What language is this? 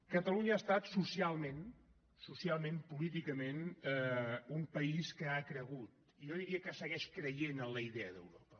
Catalan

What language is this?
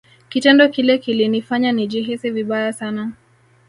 Swahili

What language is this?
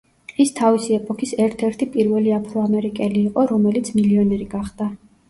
Georgian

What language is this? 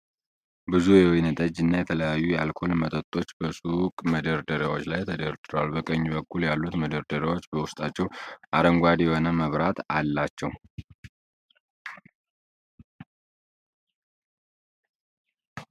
Amharic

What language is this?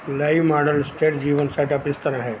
Punjabi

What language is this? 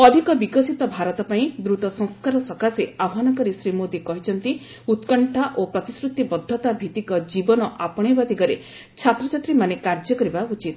Odia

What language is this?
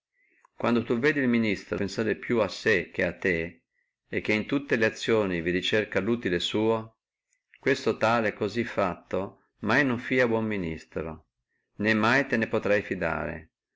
Italian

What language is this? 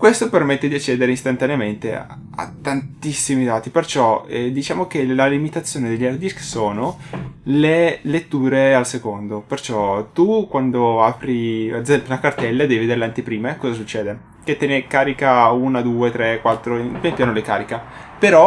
Italian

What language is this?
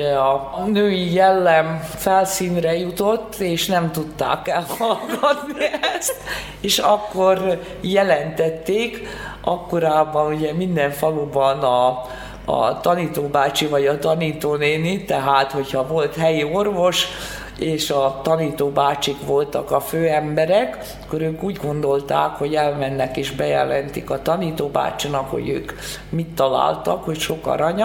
Hungarian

